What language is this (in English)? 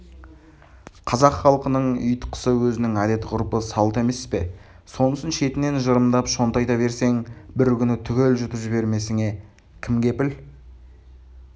Kazakh